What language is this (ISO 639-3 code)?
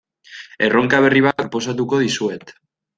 eus